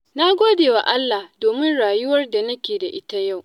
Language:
Hausa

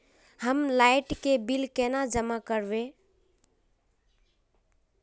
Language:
Magahi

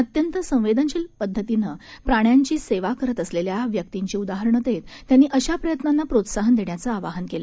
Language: Marathi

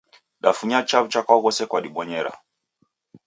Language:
Taita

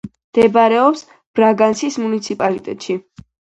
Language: Georgian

